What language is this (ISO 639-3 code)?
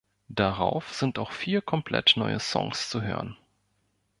deu